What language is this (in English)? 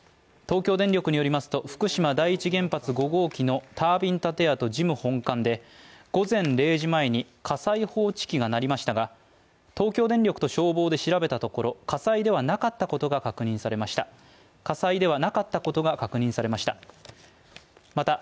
Japanese